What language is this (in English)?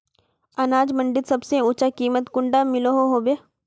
Magahi